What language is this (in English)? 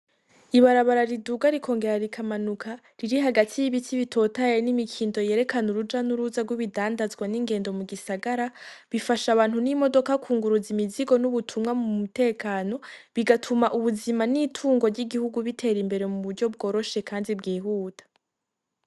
Rundi